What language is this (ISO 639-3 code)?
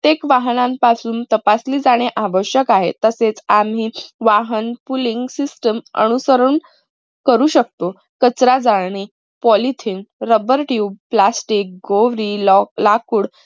mar